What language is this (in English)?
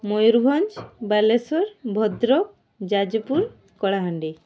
Odia